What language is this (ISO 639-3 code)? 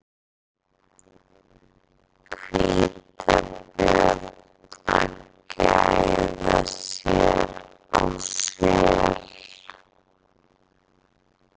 isl